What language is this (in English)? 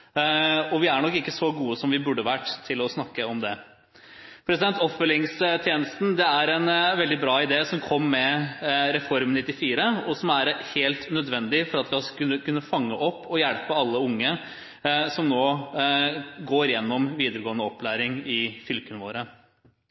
Norwegian Bokmål